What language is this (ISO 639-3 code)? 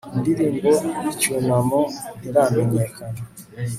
kin